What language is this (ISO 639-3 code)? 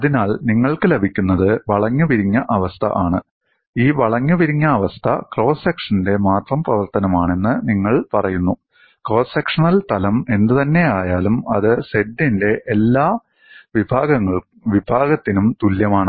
mal